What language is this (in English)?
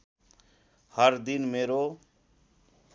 Nepali